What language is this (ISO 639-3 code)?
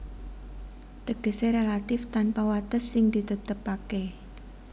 jav